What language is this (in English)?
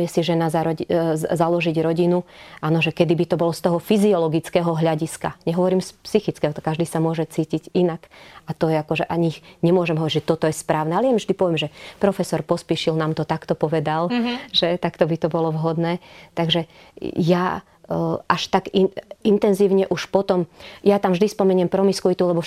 Slovak